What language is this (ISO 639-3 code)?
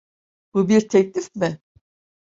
tur